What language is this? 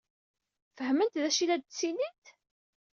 Kabyle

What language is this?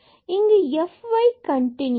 Tamil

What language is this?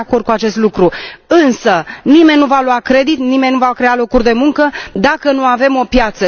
Romanian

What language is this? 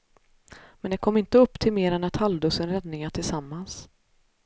Swedish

